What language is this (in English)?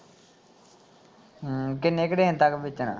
Punjabi